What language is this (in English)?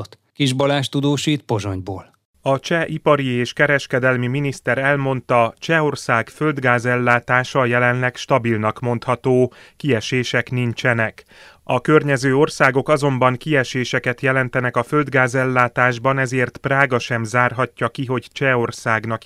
Hungarian